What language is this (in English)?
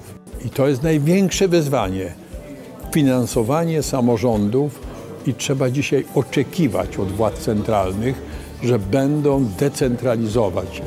Polish